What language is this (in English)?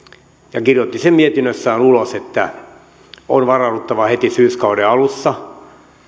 Finnish